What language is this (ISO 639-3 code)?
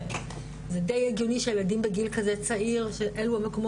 heb